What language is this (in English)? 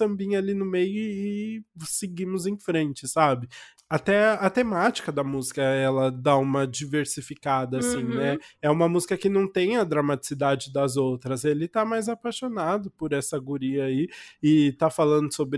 Portuguese